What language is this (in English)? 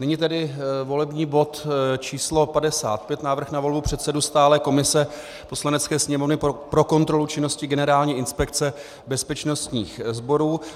Czech